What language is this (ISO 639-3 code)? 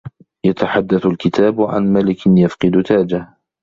ara